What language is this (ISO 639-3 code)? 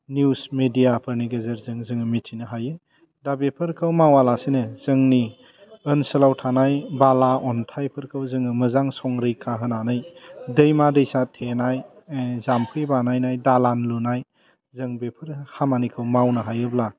brx